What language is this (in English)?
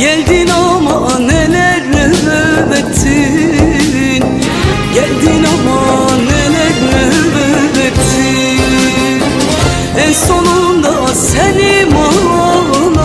Turkish